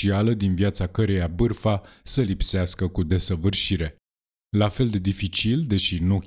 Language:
Romanian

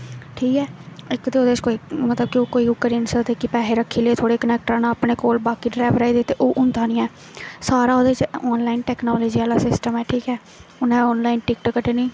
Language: Dogri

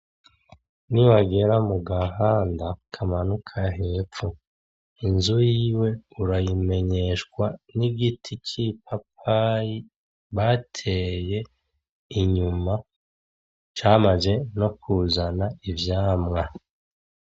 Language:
Rundi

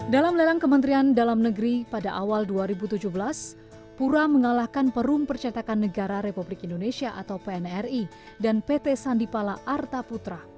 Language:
Indonesian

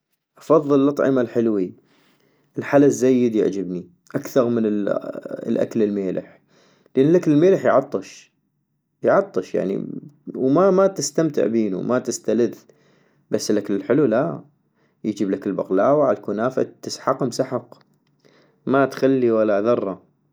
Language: North Mesopotamian Arabic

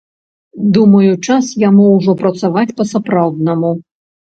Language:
Belarusian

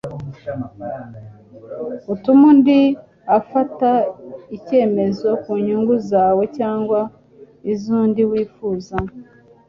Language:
Kinyarwanda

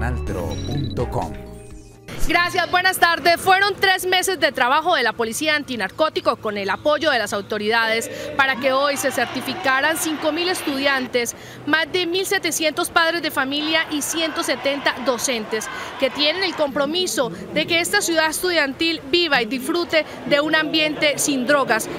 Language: Spanish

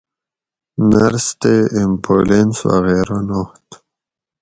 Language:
Gawri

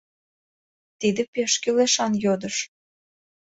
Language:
Mari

